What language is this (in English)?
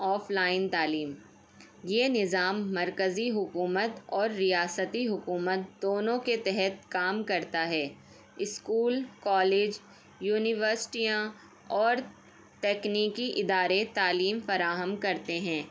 Urdu